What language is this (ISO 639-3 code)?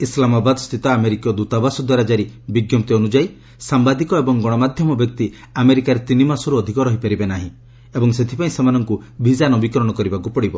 ori